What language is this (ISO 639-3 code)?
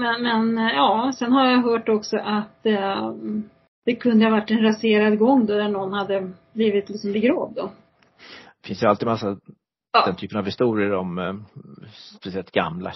swe